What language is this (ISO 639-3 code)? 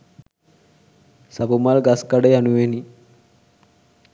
sin